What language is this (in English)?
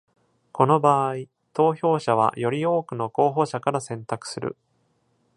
Japanese